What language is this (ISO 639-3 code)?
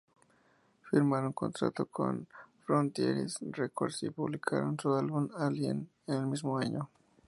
spa